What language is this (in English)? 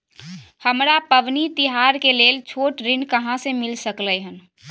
Maithili